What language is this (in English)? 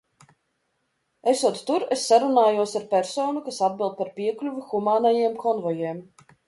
Latvian